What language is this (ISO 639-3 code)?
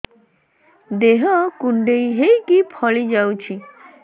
ori